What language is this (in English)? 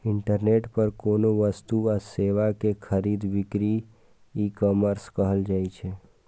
Maithili